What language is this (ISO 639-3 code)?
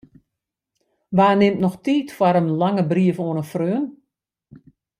fry